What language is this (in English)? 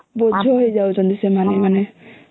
Odia